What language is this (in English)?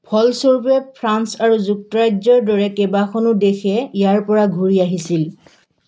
Assamese